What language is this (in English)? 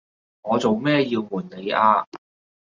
Cantonese